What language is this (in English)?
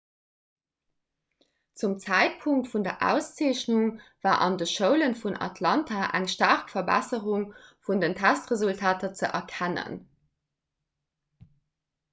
Luxembourgish